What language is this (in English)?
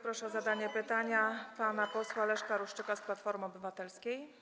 Polish